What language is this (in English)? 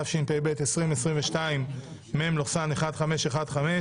Hebrew